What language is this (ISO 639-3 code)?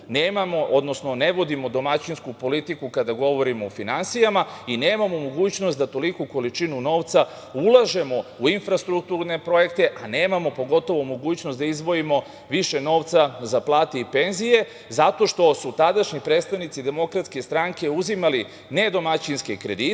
srp